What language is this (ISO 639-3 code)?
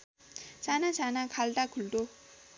nep